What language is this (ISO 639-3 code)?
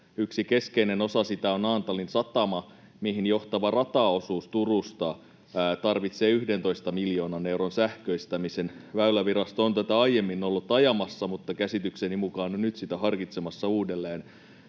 fin